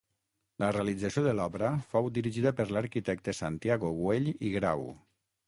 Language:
Catalan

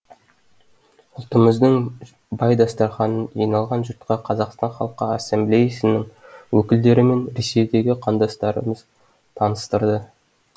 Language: Kazakh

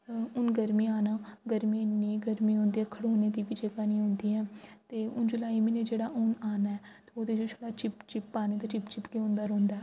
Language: Dogri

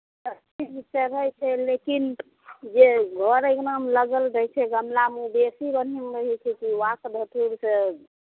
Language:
Maithili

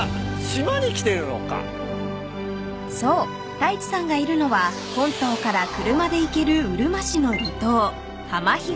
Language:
Japanese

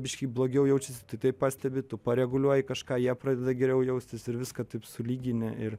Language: Lithuanian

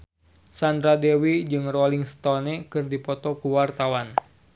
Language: Sundanese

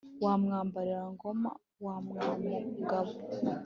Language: Kinyarwanda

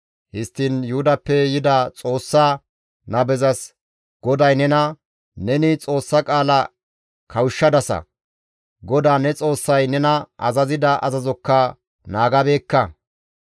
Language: Gamo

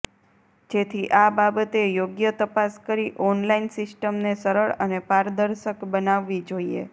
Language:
Gujarati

